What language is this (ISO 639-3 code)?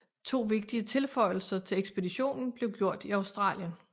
dan